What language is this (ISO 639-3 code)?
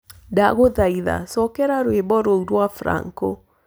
kik